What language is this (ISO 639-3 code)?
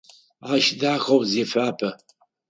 ady